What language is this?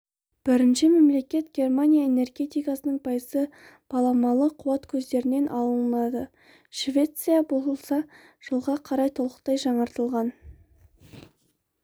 Kazakh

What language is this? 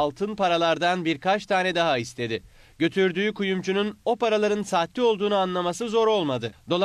Turkish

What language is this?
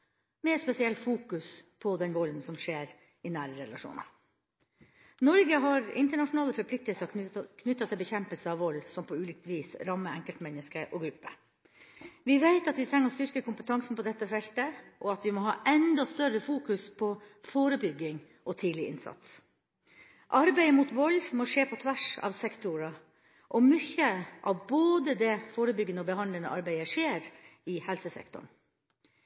Norwegian Bokmål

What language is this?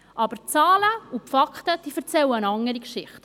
Swiss German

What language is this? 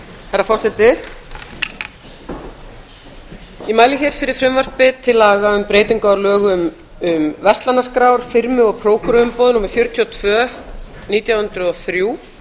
Icelandic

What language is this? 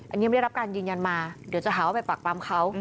Thai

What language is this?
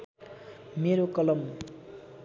Nepali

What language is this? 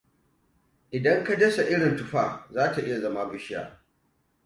Hausa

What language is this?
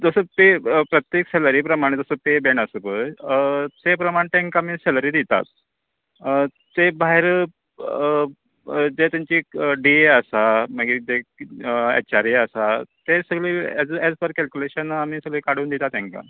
Konkani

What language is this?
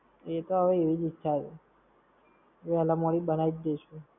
Gujarati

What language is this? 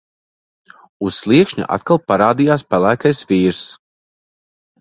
Latvian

